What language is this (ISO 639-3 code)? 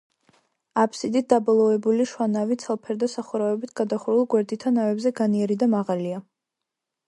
kat